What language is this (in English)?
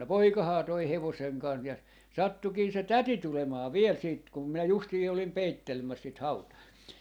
Finnish